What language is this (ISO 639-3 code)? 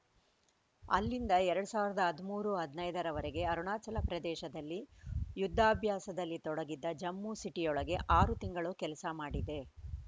kan